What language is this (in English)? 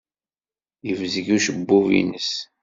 Kabyle